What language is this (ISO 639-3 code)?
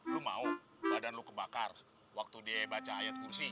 ind